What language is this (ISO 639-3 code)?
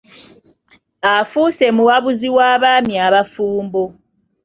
lug